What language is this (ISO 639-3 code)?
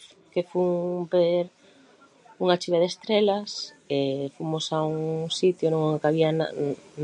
glg